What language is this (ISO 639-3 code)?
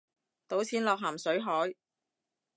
yue